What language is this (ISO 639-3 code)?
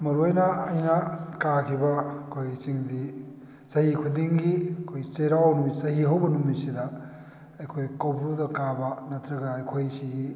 mni